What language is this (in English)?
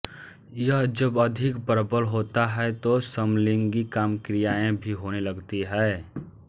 Hindi